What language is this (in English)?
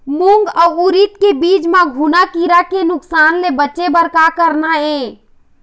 Chhattisgarhi